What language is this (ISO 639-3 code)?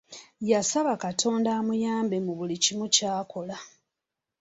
lug